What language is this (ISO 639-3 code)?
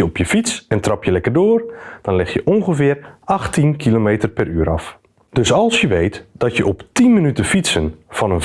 nld